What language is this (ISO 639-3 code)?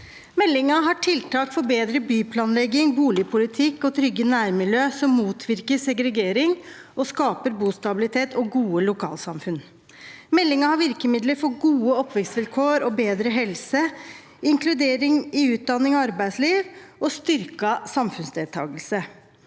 nor